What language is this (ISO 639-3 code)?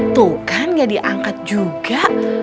ind